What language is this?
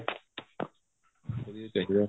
Punjabi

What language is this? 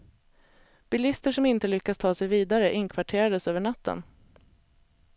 Swedish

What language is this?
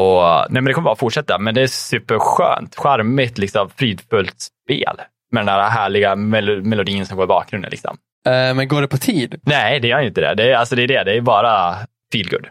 Swedish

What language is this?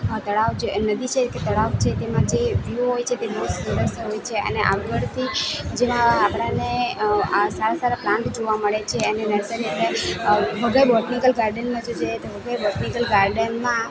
Gujarati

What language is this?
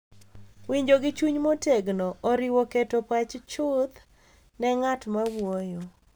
Luo (Kenya and Tanzania)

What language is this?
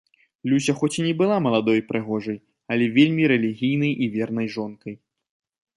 Belarusian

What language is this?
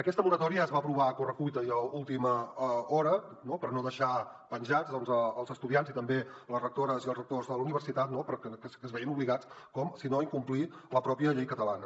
Catalan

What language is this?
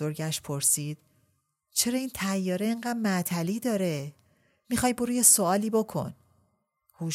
Persian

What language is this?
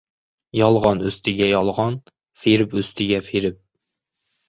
Uzbek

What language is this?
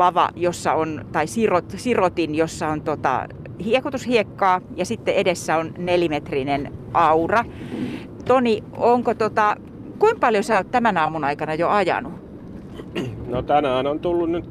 Finnish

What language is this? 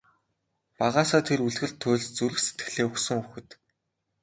Mongolian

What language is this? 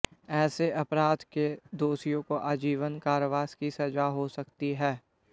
Hindi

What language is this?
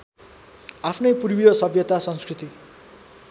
Nepali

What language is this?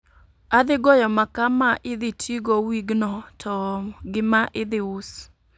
Luo (Kenya and Tanzania)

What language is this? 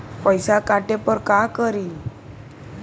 Magahi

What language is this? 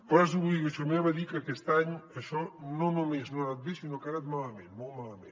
Catalan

